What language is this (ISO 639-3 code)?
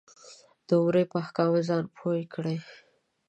pus